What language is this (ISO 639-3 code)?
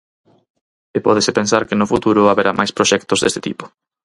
glg